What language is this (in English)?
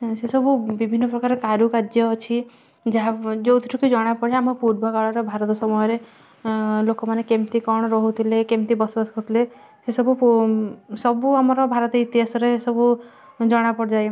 Odia